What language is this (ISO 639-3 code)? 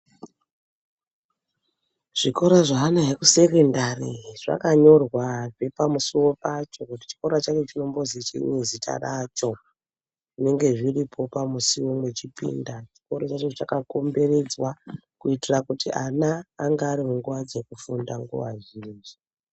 ndc